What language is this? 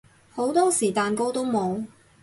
Cantonese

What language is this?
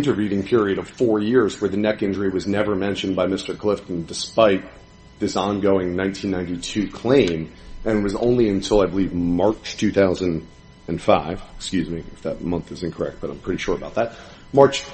English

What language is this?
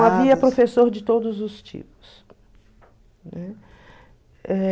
Portuguese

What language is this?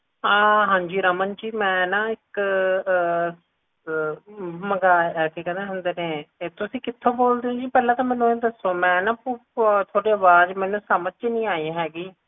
Punjabi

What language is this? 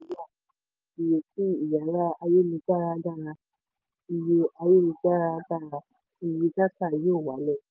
Yoruba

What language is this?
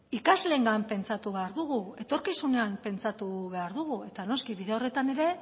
Basque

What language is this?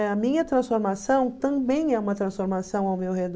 Portuguese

